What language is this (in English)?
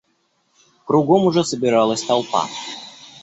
Russian